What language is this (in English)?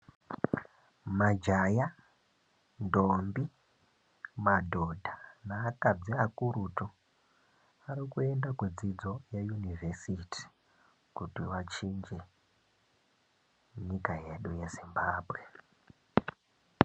Ndau